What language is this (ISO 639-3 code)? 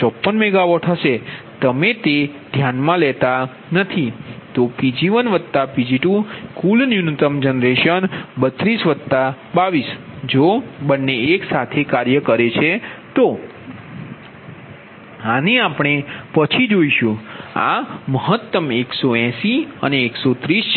guj